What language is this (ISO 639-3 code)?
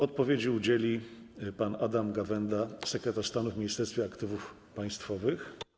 pol